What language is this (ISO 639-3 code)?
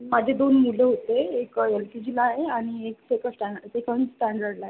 mar